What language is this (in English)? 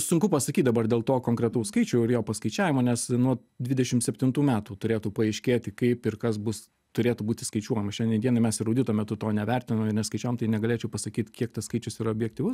Lithuanian